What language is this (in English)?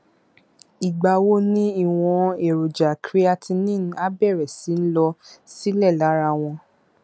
Yoruba